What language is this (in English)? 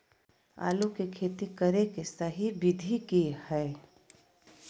Magahi